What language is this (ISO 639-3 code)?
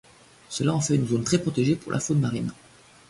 fra